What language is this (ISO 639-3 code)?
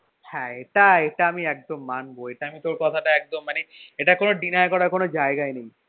ben